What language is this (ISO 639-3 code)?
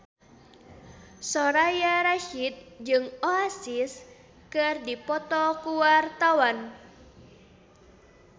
sun